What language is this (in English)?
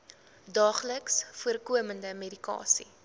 Afrikaans